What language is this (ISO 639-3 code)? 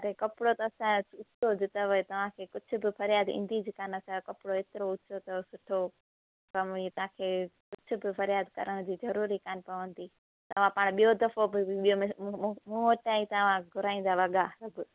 snd